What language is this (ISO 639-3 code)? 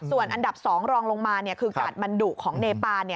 tha